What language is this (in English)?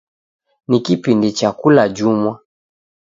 Taita